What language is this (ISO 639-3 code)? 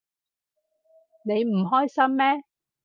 yue